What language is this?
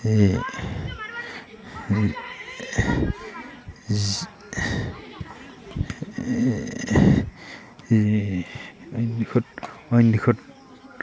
Assamese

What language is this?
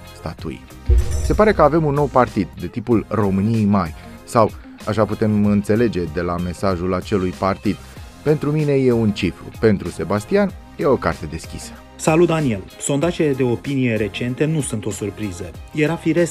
Romanian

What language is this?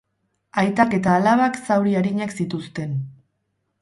Basque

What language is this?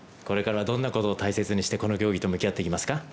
Japanese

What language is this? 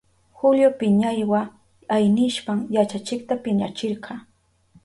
Southern Pastaza Quechua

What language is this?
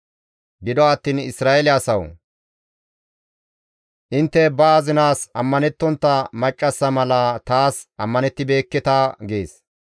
Gamo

